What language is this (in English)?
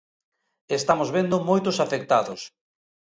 Galician